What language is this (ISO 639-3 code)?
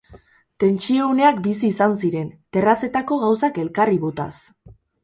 eus